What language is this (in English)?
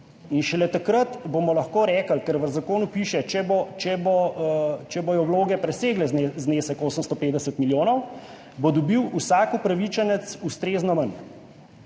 Slovenian